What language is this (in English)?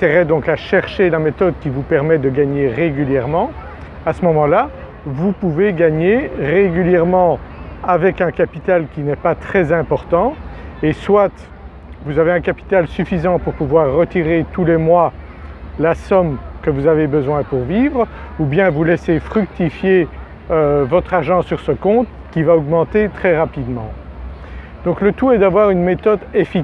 French